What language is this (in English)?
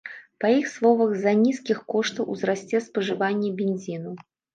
Belarusian